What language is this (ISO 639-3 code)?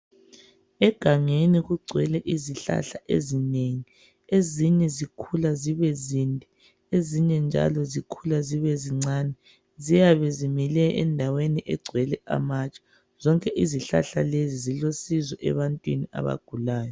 nde